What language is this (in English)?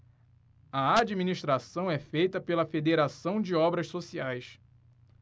Portuguese